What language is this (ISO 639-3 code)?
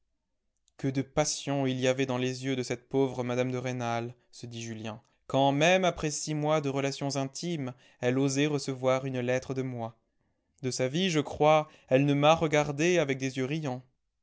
fra